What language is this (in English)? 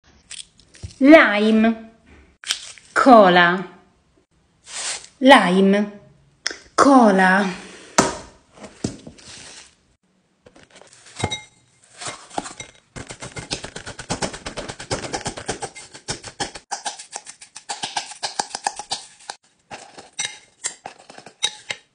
Italian